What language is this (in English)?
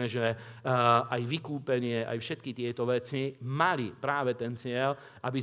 Slovak